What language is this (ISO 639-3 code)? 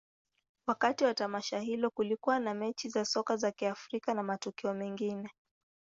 swa